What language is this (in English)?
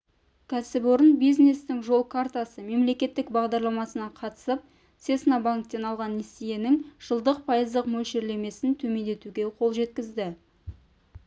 Kazakh